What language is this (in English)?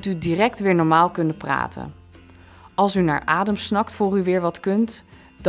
Dutch